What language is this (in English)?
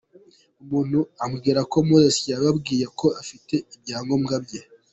Kinyarwanda